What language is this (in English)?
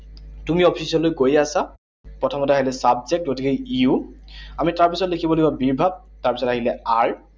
Assamese